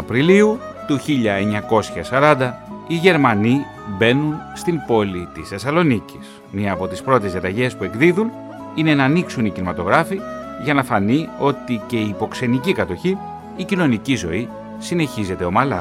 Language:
Greek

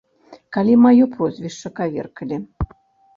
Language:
Belarusian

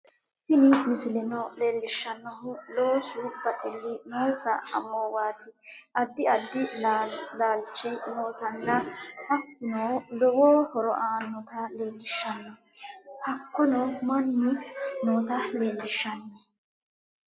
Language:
Sidamo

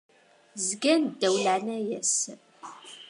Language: Kabyle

